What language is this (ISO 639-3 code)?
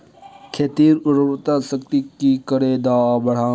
mag